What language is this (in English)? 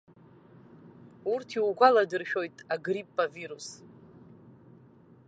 Abkhazian